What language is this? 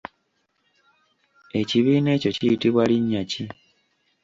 Ganda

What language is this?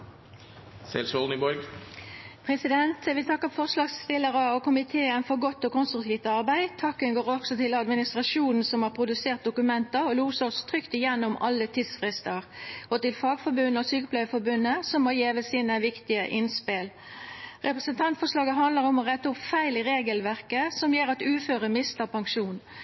Norwegian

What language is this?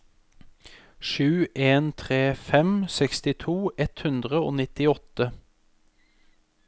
Norwegian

